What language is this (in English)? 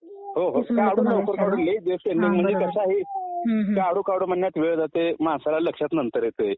Marathi